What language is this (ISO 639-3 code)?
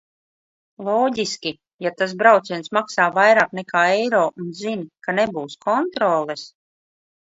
lav